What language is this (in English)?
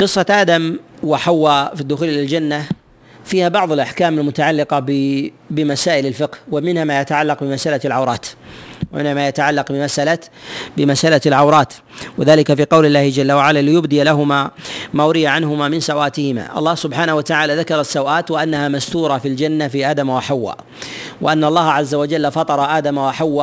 Arabic